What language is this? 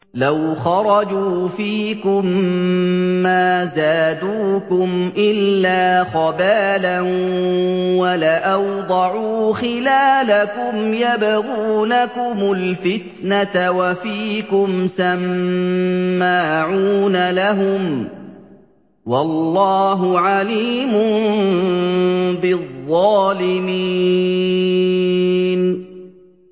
Arabic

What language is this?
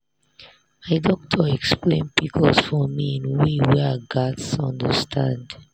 Nigerian Pidgin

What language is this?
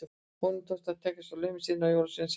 Icelandic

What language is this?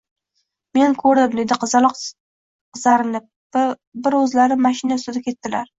Uzbek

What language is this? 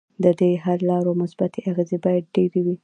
Pashto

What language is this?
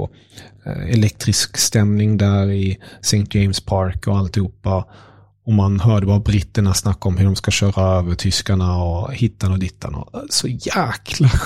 Swedish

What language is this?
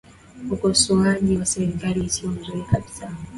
Swahili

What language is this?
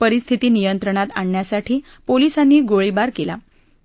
Marathi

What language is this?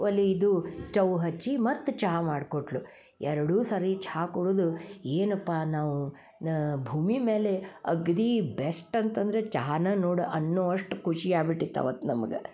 Kannada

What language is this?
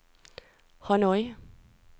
Norwegian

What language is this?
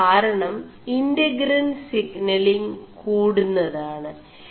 Malayalam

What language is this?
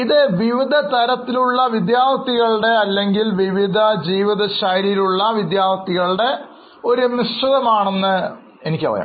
Malayalam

